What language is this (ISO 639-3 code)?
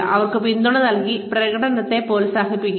mal